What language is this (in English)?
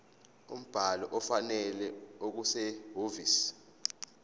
Zulu